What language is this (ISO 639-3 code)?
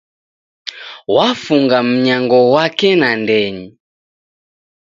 dav